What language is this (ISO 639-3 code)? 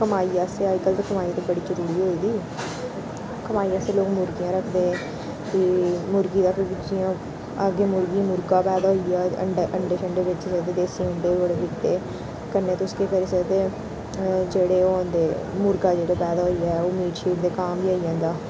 doi